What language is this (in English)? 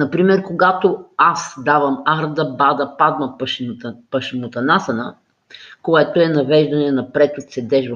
Bulgarian